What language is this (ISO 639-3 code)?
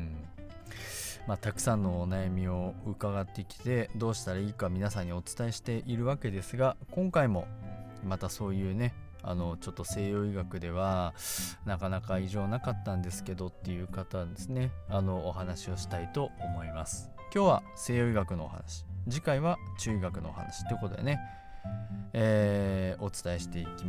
jpn